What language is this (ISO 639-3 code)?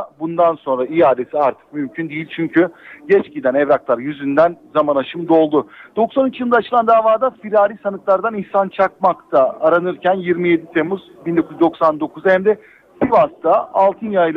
tur